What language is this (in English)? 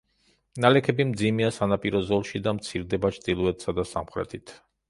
Georgian